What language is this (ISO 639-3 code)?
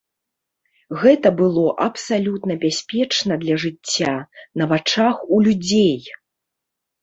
bel